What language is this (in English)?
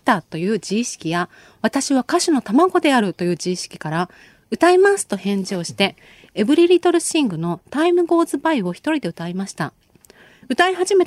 Japanese